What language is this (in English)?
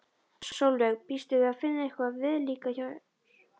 Icelandic